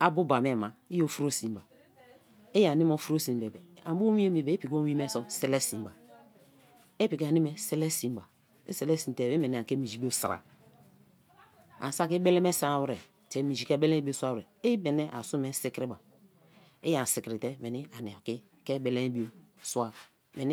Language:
Kalabari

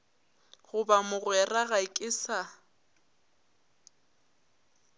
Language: Northern Sotho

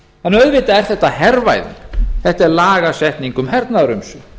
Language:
Icelandic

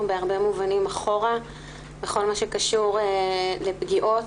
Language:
Hebrew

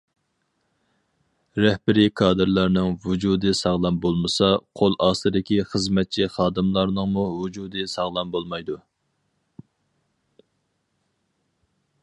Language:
Uyghur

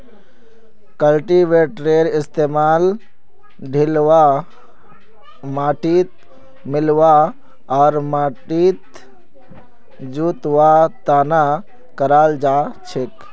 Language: Magahi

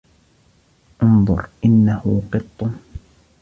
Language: Arabic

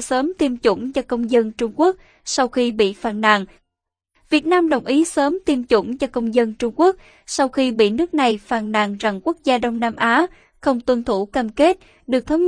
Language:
Vietnamese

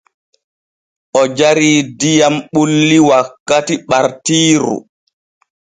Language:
Borgu Fulfulde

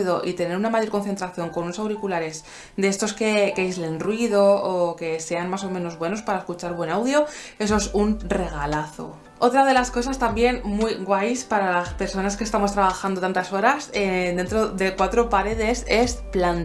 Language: Spanish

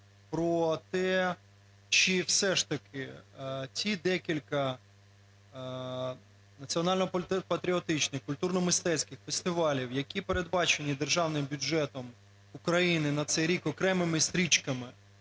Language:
Ukrainian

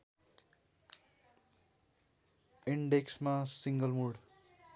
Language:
Nepali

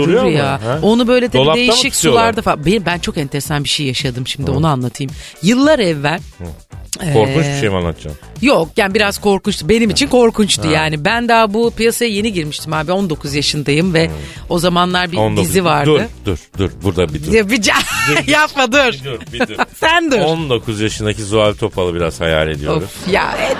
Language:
Turkish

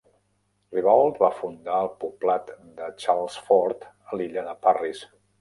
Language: Catalan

